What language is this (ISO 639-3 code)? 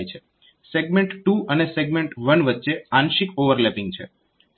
guj